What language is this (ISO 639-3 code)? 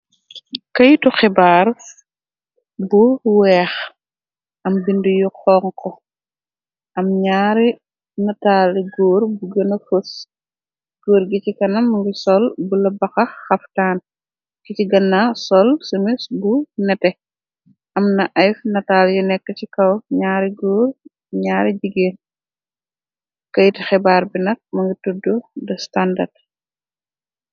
wol